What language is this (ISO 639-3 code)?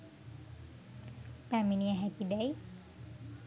sin